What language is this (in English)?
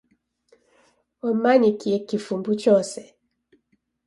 Taita